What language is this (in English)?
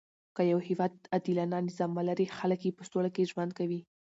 Pashto